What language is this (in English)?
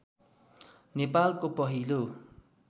Nepali